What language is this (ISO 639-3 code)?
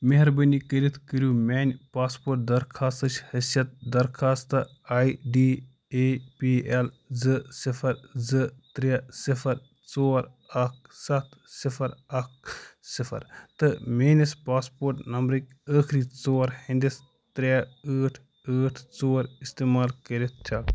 kas